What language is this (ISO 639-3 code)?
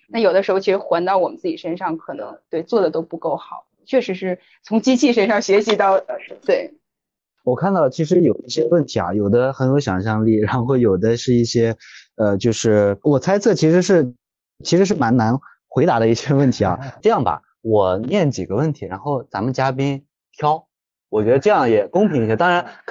zho